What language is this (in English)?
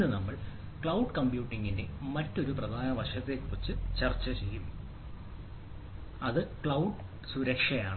Malayalam